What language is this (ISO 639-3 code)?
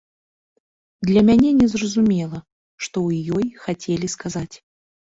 bel